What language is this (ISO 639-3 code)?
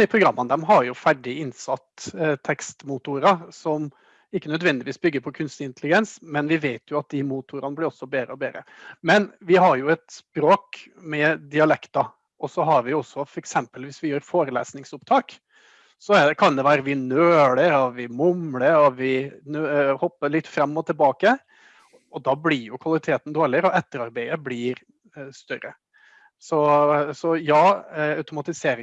nor